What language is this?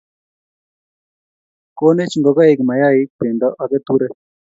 Kalenjin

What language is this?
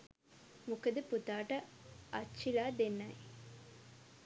Sinhala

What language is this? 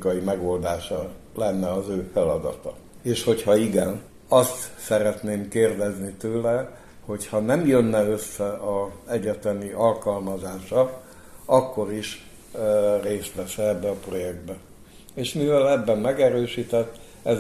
Hungarian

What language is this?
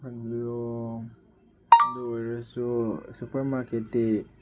Manipuri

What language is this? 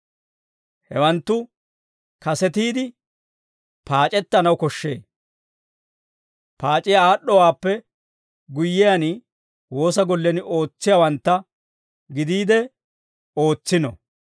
Dawro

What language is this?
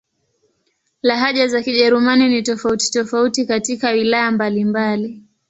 Swahili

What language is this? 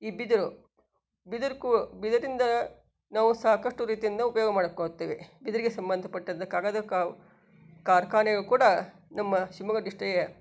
Kannada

